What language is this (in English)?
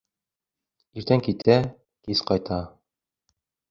Bashkir